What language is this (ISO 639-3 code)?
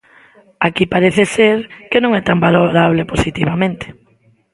glg